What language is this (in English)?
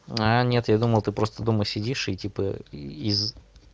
Russian